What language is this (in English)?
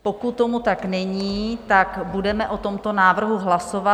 Czech